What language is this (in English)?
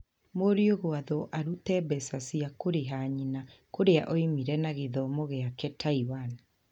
Kikuyu